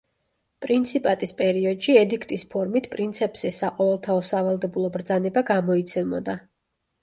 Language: Georgian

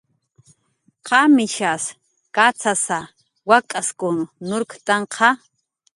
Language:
Jaqaru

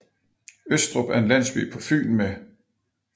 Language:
Danish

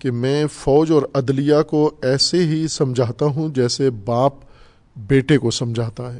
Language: Urdu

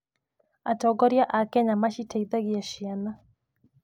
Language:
Kikuyu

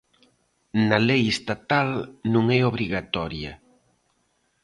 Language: Galician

